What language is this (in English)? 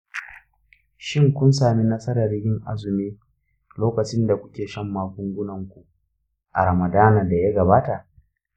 Hausa